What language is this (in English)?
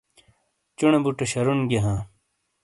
Shina